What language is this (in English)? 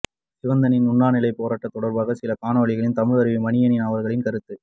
Tamil